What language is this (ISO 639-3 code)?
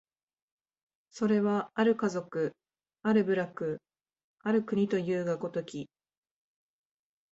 jpn